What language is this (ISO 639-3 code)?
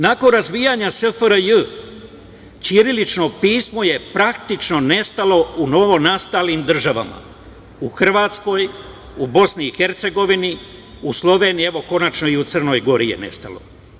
srp